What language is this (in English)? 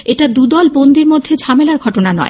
Bangla